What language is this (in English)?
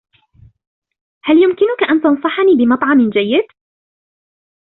Arabic